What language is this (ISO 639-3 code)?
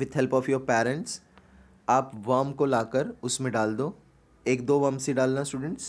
hin